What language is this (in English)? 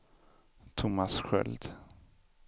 Swedish